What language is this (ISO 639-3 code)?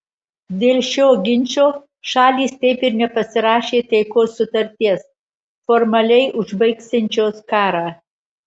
lit